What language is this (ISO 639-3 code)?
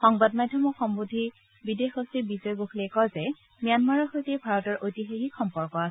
asm